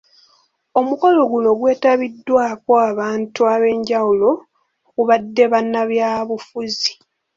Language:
Ganda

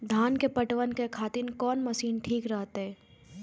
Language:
Maithili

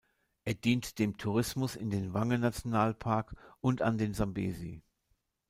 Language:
German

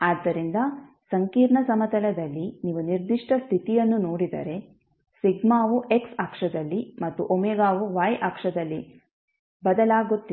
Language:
Kannada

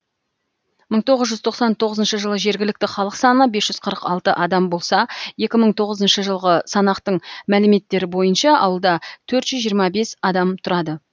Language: Kazakh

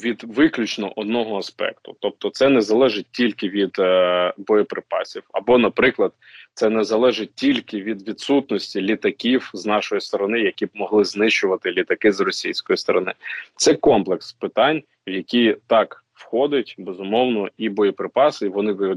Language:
Ukrainian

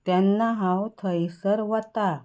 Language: Konkani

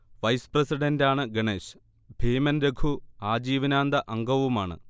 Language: Malayalam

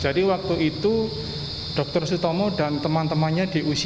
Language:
Indonesian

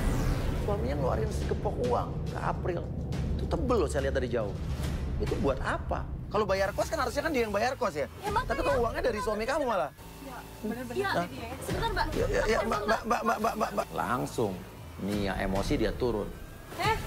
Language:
Indonesian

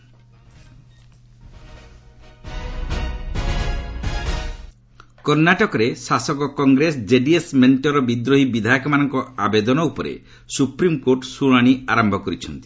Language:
Odia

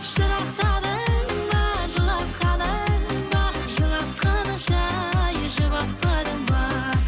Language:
Kazakh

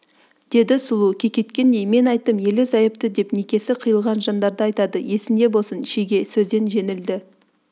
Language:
Kazakh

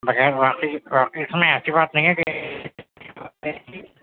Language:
Urdu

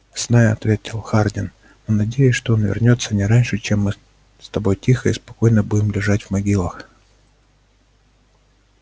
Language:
Russian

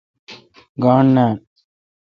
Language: Kalkoti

